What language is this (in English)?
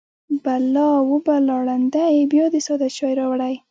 Pashto